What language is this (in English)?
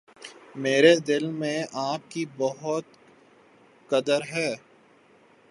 Urdu